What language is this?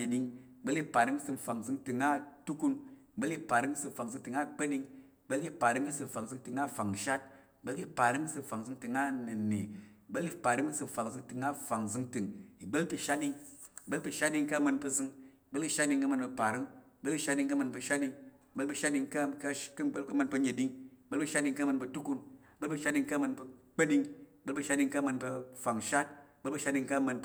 Tarok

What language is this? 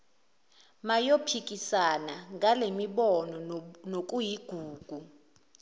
Zulu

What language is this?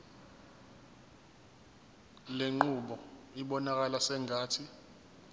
Zulu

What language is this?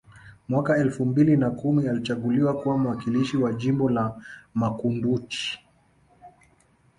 Swahili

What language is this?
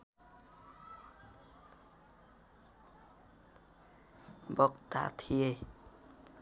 Nepali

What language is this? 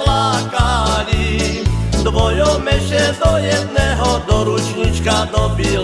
Slovak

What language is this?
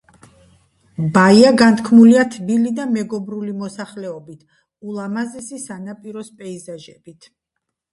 Georgian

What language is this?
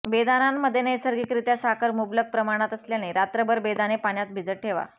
Marathi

